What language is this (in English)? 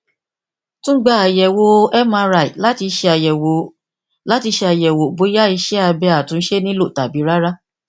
Yoruba